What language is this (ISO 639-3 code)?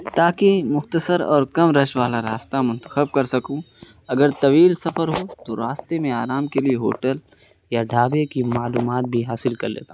urd